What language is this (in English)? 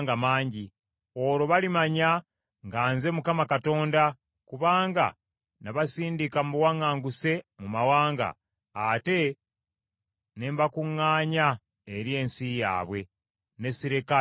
Ganda